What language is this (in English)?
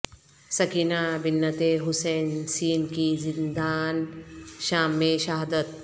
Urdu